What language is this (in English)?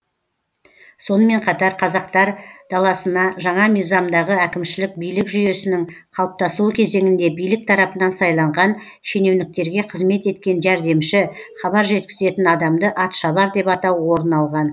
Kazakh